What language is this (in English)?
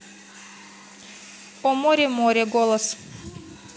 Russian